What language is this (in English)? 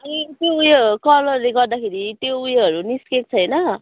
Nepali